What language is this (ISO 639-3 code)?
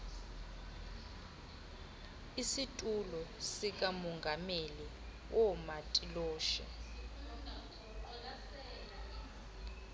xho